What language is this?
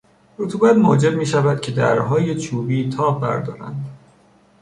Persian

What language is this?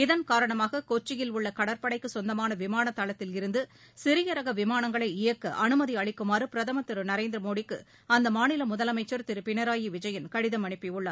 Tamil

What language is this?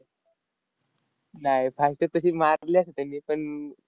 Marathi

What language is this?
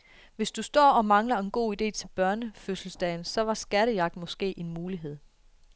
Danish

